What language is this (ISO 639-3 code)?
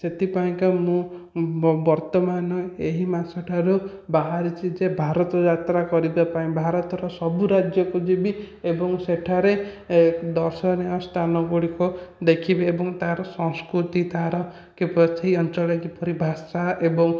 ori